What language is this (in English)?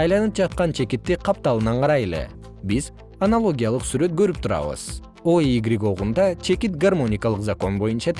Kyrgyz